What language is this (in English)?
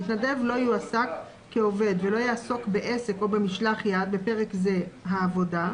Hebrew